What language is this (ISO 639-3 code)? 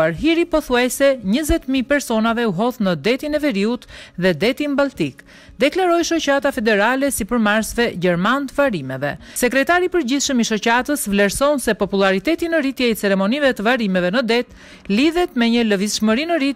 nld